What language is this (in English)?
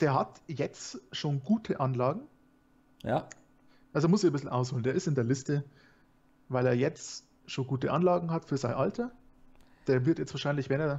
German